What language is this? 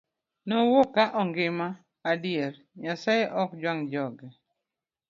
Luo (Kenya and Tanzania)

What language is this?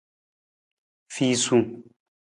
Nawdm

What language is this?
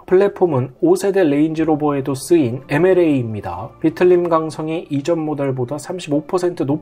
Korean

